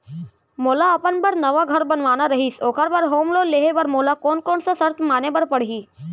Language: Chhattisgarhi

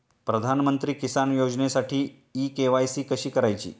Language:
Marathi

